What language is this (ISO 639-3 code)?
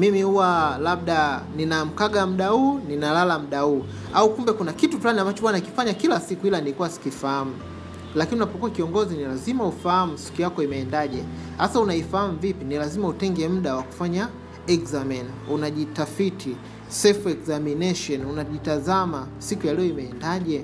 swa